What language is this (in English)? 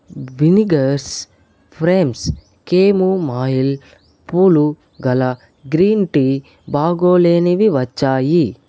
Telugu